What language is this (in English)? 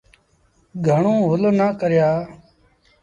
Sindhi Bhil